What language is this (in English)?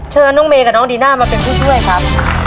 Thai